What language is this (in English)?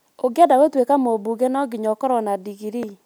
Kikuyu